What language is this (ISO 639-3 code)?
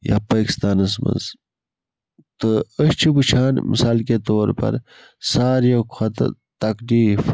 kas